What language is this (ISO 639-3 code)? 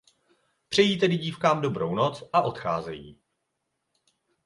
ces